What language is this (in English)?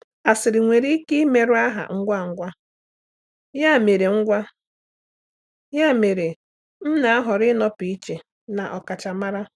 Igbo